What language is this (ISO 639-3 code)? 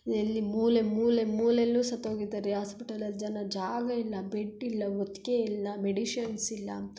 kan